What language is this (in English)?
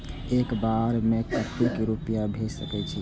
Maithili